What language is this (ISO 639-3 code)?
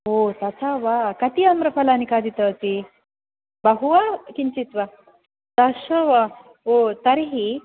san